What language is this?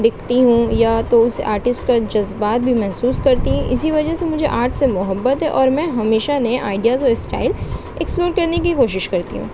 Urdu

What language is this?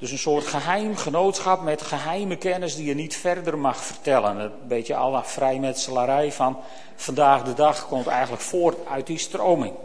Dutch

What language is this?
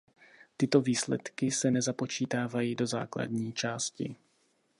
Czech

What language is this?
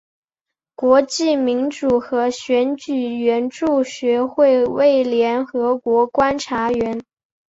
Chinese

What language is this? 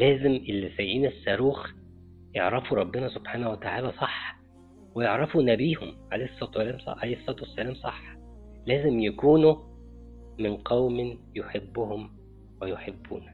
Arabic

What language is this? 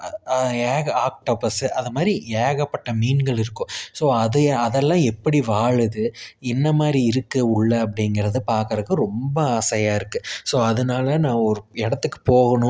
Tamil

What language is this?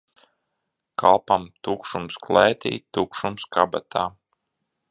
Latvian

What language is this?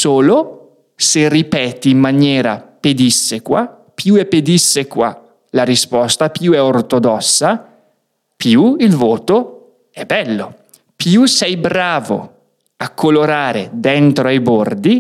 Italian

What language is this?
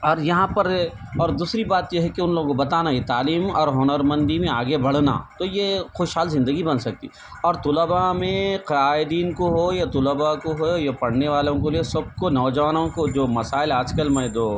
Urdu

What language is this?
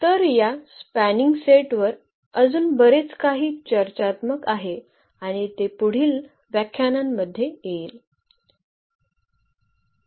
Marathi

